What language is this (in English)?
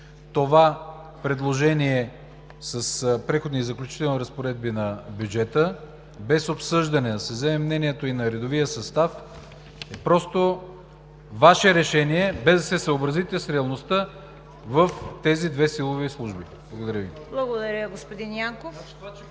Bulgarian